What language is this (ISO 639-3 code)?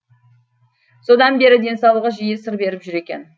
kaz